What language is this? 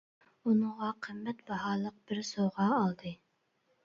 Uyghur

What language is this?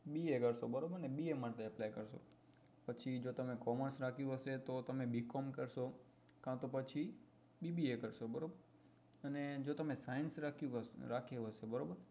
Gujarati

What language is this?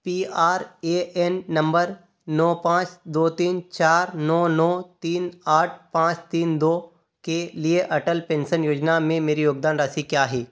Hindi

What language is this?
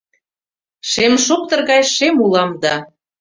Mari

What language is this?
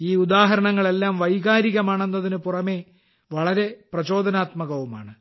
Malayalam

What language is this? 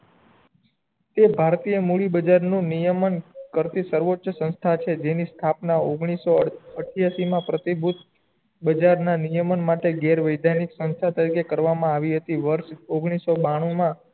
Gujarati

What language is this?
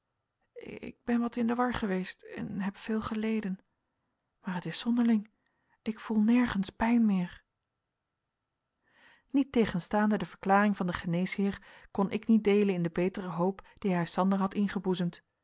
Dutch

